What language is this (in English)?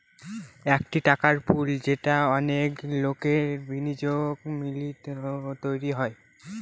Bangla